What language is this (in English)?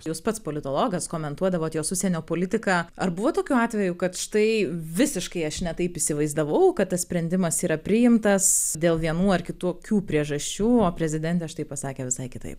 Lithuanian